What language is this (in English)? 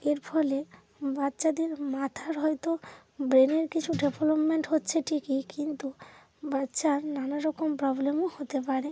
Bangla